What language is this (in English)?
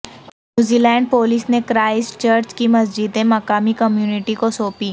Urdu